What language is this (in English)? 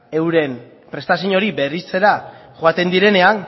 Basque